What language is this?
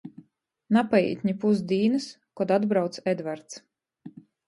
Latgalian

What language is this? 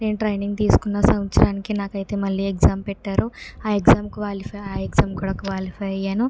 Telugu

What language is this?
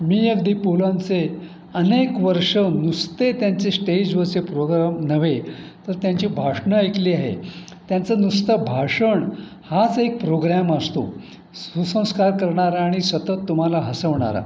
Marathi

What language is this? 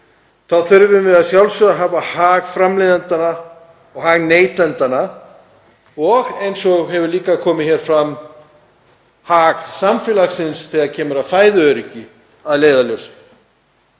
Icelandic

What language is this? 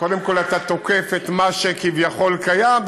Hebrew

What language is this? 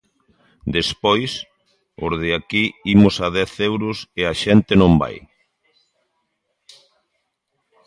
Galician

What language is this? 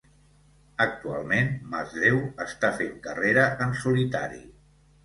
Catalan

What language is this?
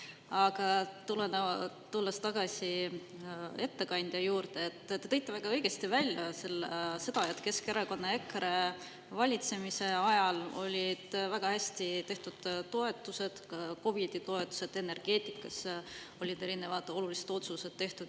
Estonian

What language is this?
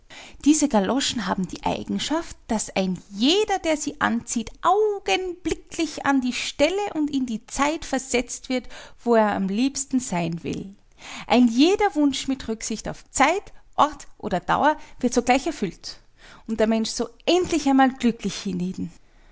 German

